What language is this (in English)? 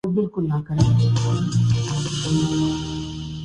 Urdu